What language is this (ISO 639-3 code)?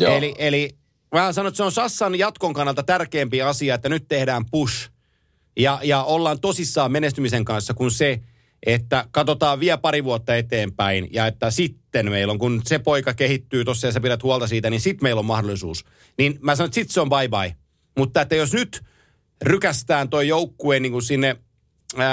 fin